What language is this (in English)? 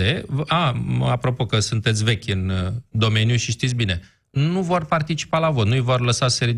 Romanian